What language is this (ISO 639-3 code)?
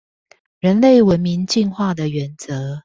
zho